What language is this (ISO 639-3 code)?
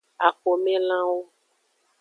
ajg